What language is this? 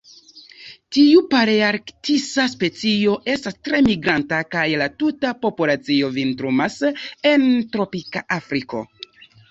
Esperanto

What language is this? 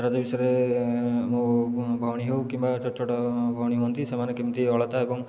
Odia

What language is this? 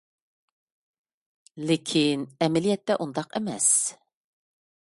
Uyghur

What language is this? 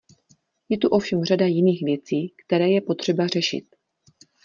Czech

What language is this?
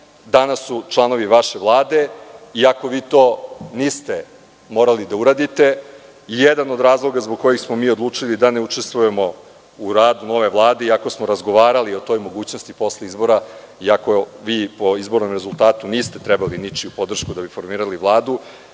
Serbian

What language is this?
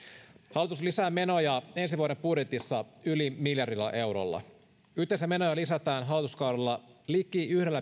Finnish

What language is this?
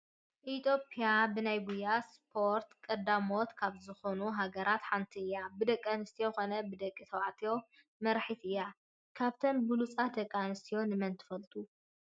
Tigrinya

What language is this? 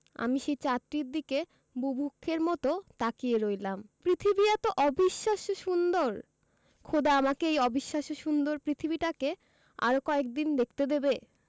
Bangla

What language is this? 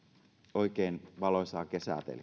Finnish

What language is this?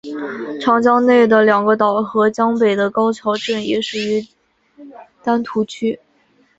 Chinese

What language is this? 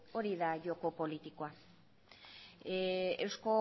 Basque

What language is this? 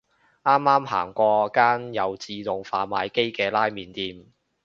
Cantonese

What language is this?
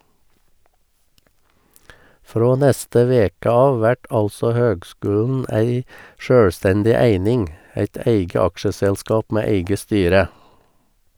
Norwegian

